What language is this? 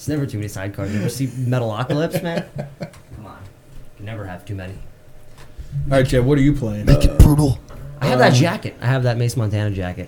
English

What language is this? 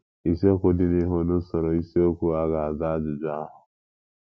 Igbo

